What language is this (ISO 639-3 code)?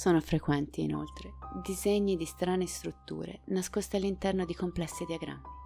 ita